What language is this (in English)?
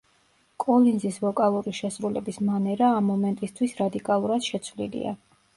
Georgian